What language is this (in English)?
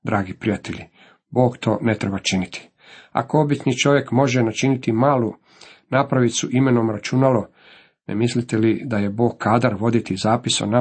Croatian